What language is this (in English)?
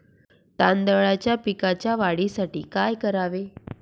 Marathi